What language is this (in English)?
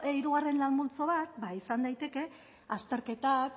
Basque